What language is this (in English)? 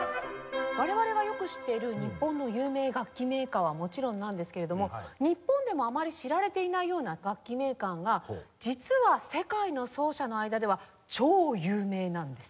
Japanese